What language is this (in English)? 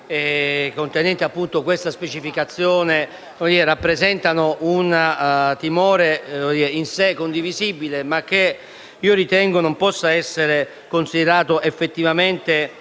Italian